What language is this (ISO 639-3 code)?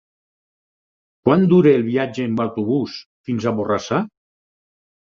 cat